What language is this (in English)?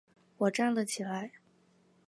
Chinese